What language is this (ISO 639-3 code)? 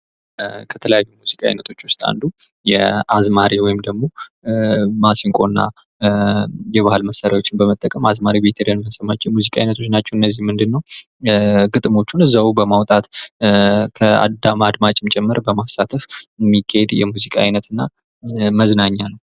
amh